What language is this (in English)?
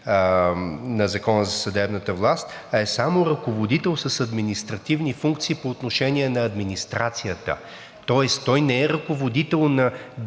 Bulgarian